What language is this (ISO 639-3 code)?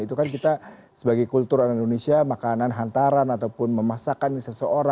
ind